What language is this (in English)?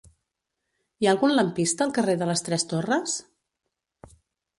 Catalan